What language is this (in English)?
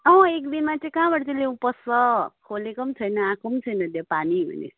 Nepali